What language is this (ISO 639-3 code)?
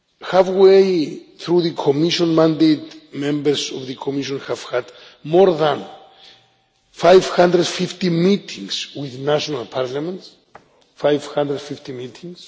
eng